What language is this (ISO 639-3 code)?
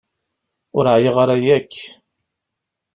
kab